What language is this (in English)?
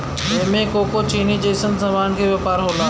Bhojpuri